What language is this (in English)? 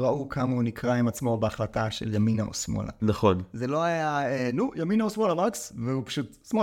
Hebrew